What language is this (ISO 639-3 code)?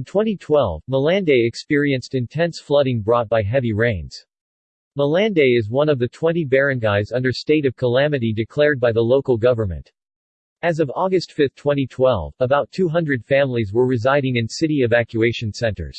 eng